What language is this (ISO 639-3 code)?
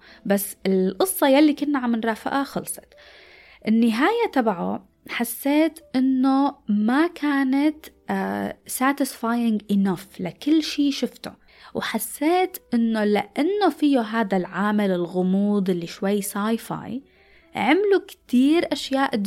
ara